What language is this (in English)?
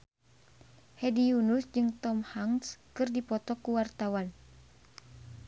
Sundanese